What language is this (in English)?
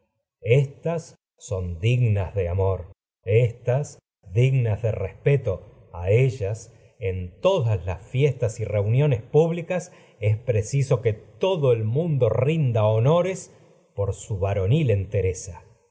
Spanish